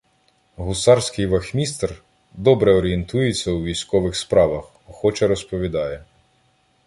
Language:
Ukrainian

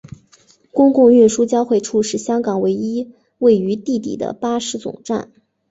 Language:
Chinese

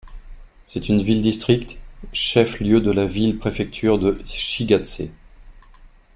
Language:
French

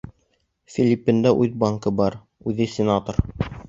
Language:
Bashkir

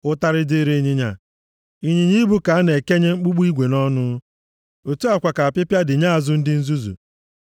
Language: Igbo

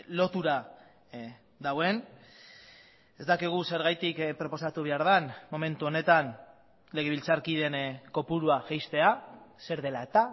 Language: Basque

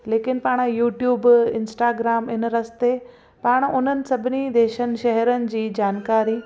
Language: Sindhi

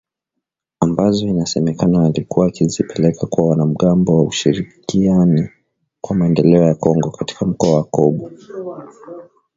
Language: Swahili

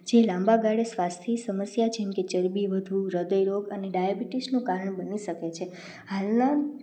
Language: Gujarati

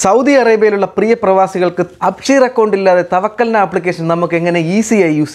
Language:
Hindi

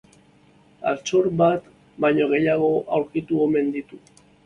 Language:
Basque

